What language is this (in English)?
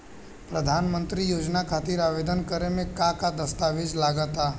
Bhojpuri